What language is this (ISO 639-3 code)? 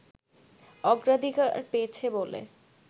ben